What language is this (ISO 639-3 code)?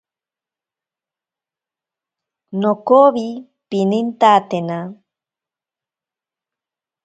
prq